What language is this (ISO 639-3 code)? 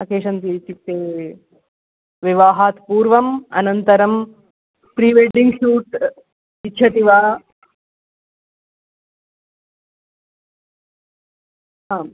san